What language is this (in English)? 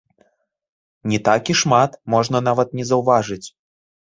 Belarusian